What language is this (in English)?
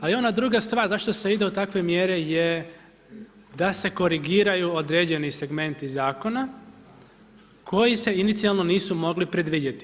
Croatian